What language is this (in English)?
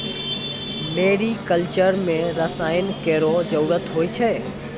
Maithili